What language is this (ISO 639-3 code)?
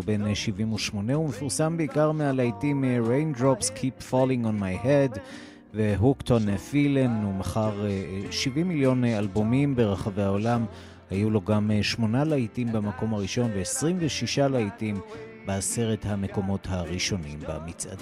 heb